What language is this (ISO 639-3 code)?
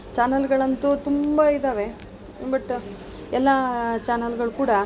kan